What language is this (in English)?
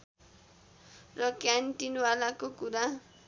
Nepali